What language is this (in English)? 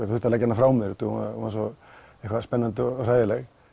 Icelandic